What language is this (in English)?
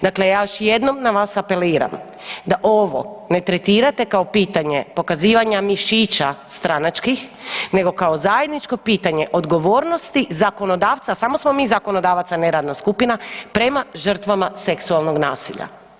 Croatian